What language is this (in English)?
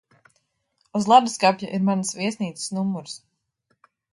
Latvian